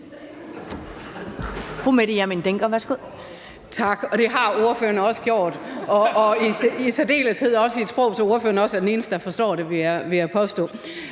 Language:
Danish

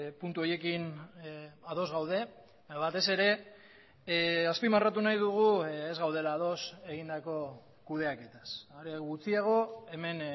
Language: Basque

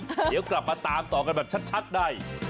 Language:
Thai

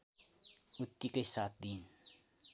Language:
Nepali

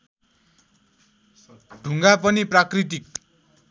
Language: Nepali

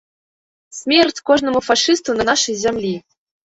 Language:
Belarusian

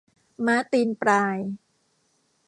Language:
Thai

